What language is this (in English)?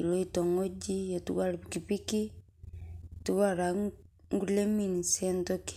Masai